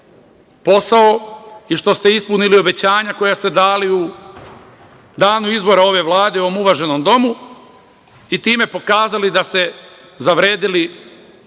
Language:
Serbian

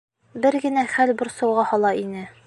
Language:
Bashkir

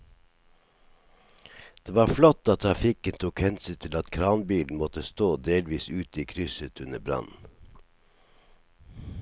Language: Norwegian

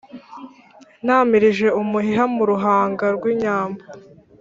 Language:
Kinyarwanda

